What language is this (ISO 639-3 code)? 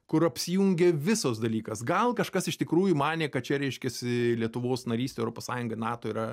lit